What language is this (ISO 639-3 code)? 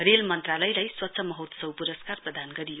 nep